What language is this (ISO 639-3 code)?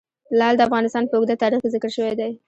pus